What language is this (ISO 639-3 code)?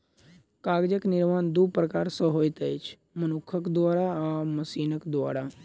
mai